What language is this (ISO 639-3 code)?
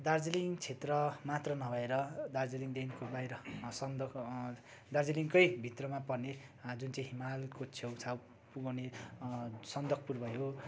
nep